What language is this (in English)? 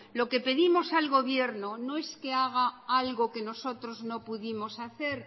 Spanish